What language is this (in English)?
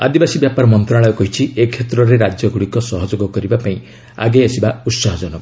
Odia